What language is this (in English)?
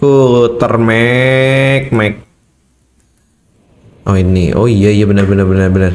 Indonesian